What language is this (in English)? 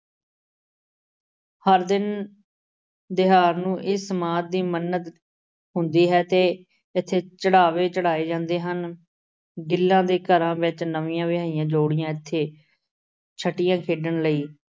Punjabi